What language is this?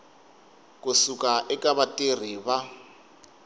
Tsonga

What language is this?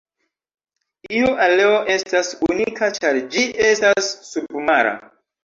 Esperanto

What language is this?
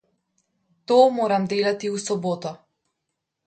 Slovenian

